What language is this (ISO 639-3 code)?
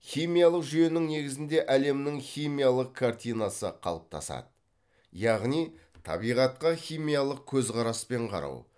kaz